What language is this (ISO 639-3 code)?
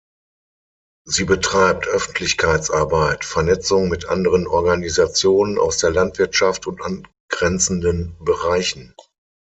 deu